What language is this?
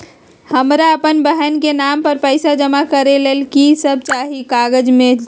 Magahi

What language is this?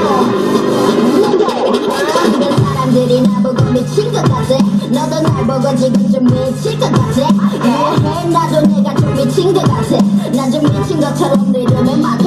Russian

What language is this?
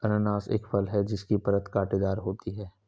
Hindi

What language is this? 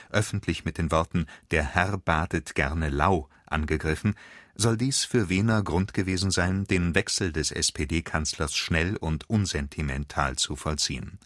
German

